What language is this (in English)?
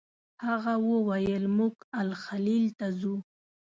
Pashto